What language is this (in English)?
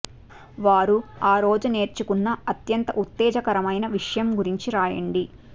Telugu